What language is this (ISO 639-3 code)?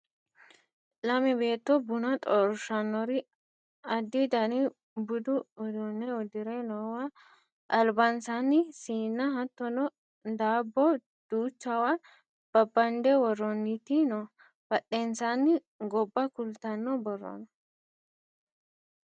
sid